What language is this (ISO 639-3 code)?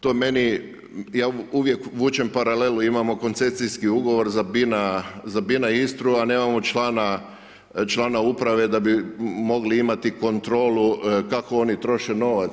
hrv